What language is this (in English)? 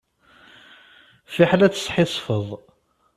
Kabyle